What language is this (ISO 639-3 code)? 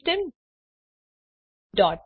guj